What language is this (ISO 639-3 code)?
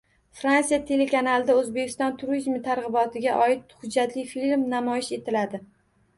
uzb